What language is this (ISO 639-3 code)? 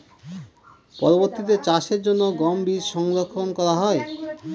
ben